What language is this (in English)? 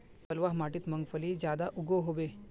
Magahi